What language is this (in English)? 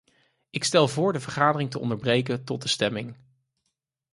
Dutch